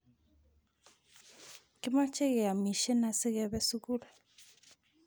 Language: Kalenjin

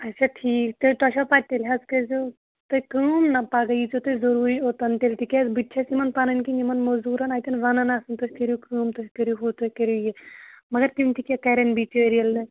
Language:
Kashmiri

